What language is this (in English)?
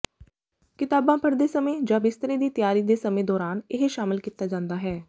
Punjabi